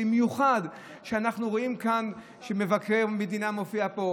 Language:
Hebrew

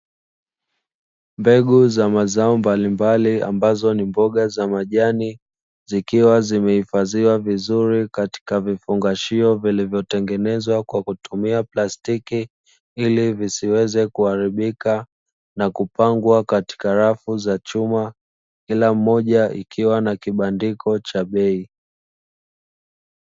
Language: Swahili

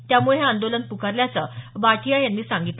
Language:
Marathi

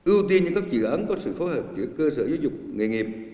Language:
Vietnamese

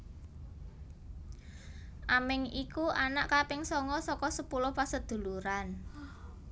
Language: Javanese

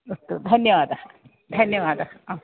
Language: Sanskrit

